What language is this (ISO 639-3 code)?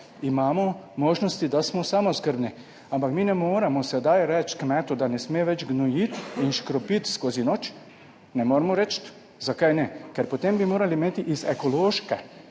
slv